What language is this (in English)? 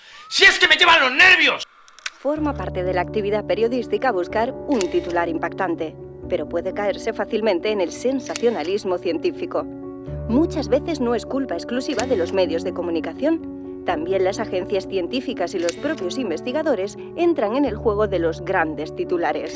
Spanish